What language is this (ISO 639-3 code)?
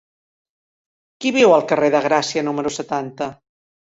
cat